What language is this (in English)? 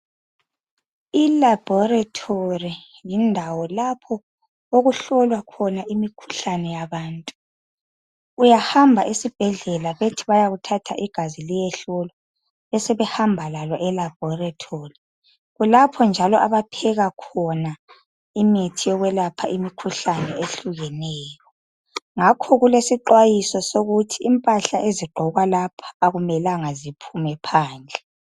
North Ndebele